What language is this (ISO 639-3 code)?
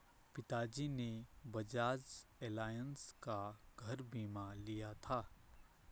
hin